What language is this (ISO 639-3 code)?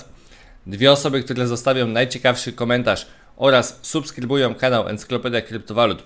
pol